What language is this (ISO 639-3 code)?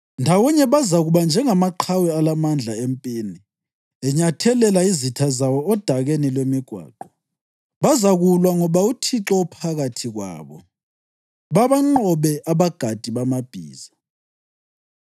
nde